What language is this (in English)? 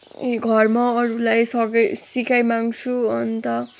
Nepali